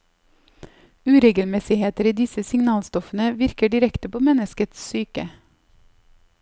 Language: Norwegian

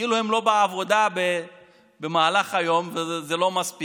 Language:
Hebrew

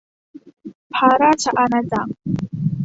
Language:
Thai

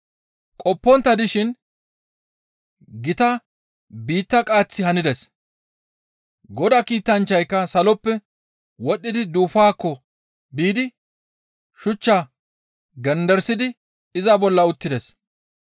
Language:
Gamo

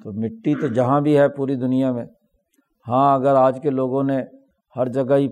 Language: Urdu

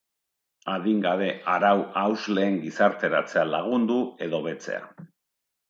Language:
Basque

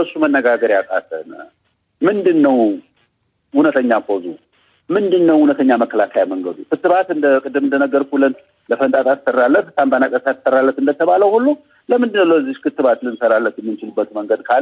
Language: Amharic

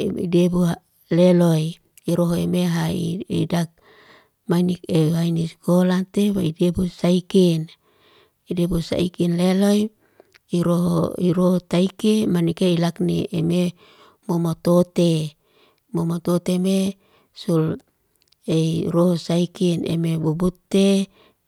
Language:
Liana-Seti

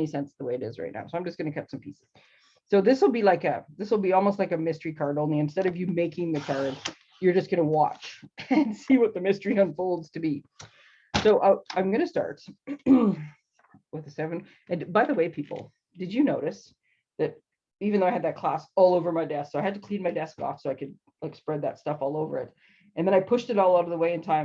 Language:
English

